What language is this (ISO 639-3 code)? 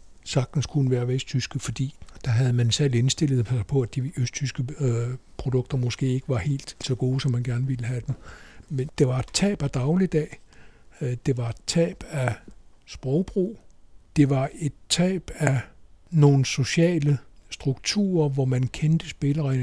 dan